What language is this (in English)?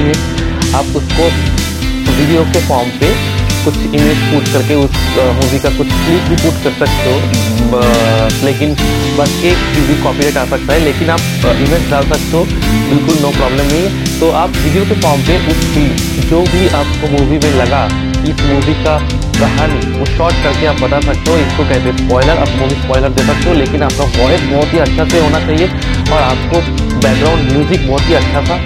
Hindi